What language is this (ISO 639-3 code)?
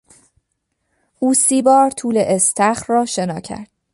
fas